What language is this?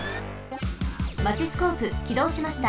Japanese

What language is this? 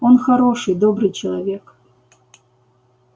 Russian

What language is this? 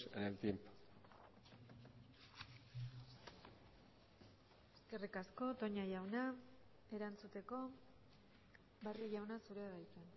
Basque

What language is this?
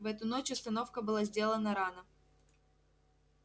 Russian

